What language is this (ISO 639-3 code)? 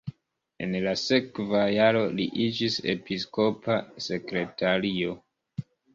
epo